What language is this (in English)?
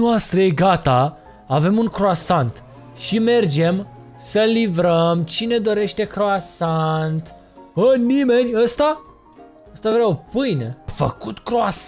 Romanian